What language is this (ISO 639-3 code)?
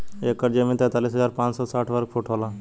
bho